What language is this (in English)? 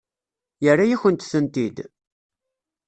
Kabyle